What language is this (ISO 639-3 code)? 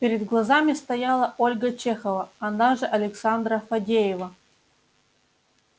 rus